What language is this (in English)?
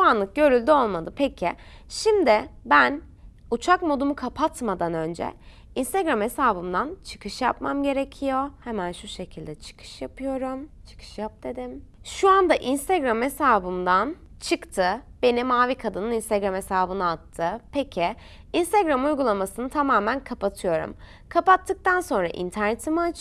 Turkish